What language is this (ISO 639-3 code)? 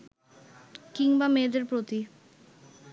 ben